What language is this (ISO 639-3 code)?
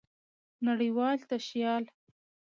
pus